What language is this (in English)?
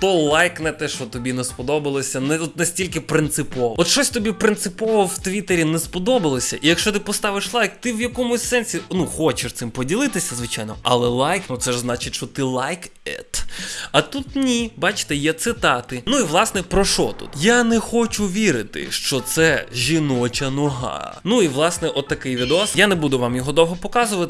Ukrainian